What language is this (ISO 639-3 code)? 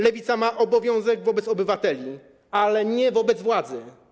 pol